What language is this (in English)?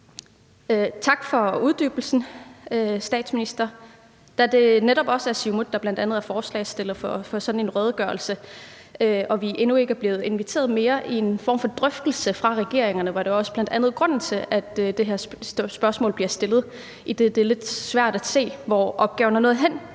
Danish